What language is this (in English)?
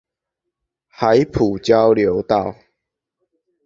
Chinese